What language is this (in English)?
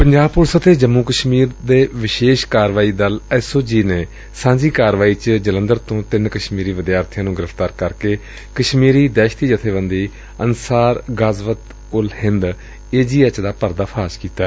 Punjabi